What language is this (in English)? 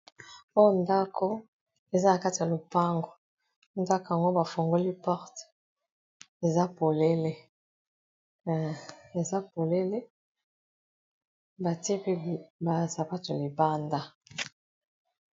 Lingala